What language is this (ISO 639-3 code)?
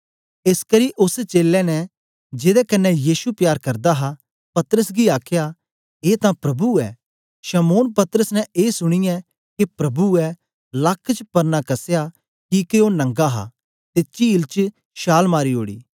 doi